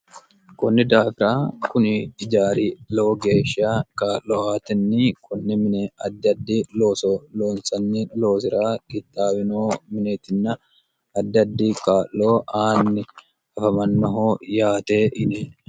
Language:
Sidamo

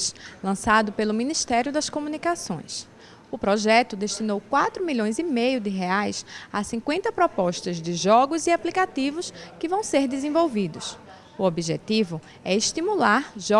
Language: Portuguese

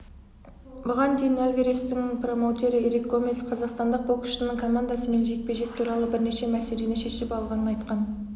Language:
Kazakh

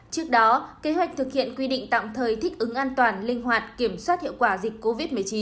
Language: Vietnamese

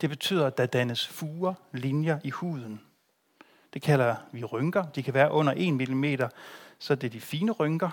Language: Danish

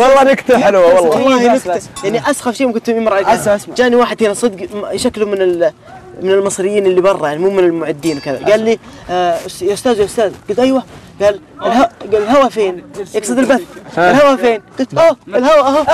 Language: Arabic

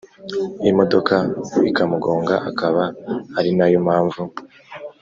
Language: Kinyarwanda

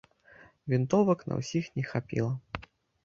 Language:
Belarusian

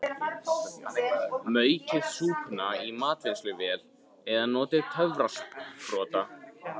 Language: Icelandic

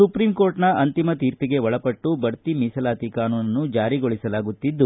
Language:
Kannada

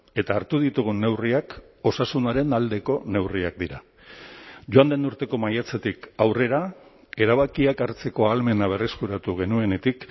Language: Basque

